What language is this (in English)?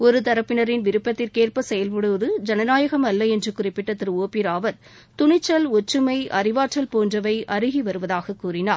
Tamil